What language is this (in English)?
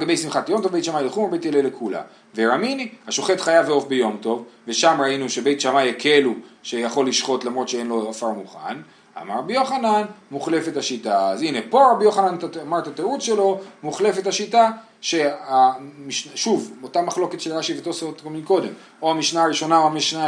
Hebrew